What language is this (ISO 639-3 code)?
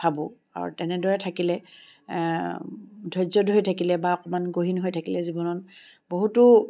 asm